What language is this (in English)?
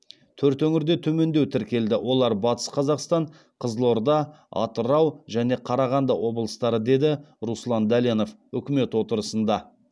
Kazakh